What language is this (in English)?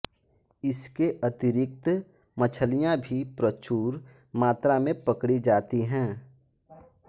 Hindi